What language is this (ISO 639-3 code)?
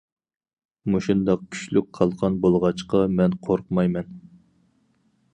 uig